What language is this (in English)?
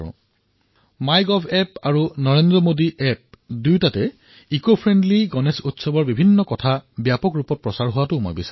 Assamese